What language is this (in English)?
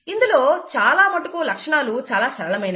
Telugu